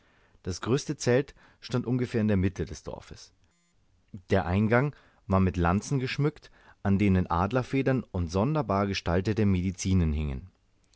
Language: German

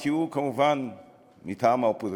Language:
Hebrew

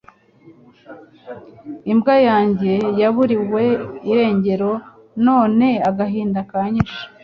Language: Kinyarwanda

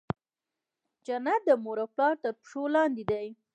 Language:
Pashto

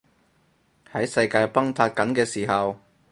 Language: Cantonese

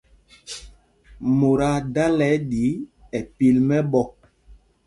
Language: Mpumpong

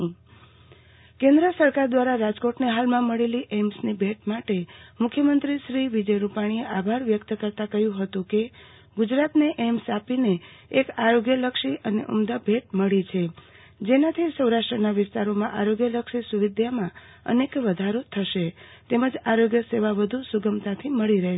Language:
Gujarati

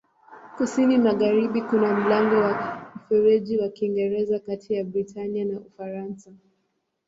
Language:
Swahili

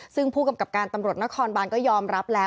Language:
Thai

